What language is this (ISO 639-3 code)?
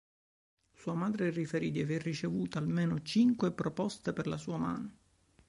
ita